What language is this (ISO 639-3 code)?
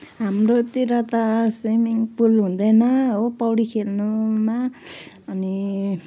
nep